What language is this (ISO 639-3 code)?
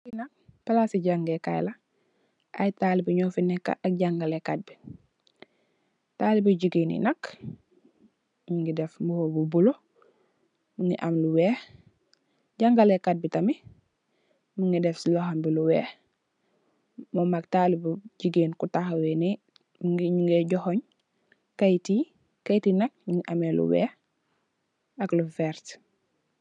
wol